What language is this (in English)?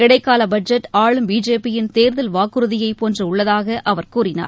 Tamil